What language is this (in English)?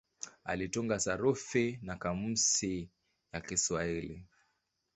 Swahili